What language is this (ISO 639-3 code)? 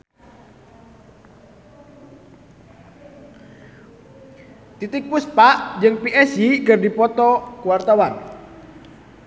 sun